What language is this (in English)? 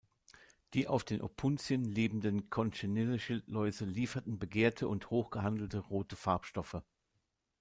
German